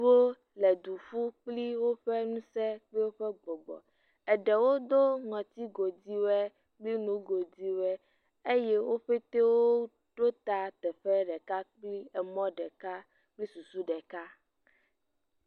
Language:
Ewe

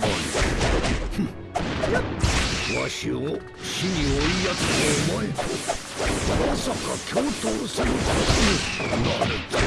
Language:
Japanese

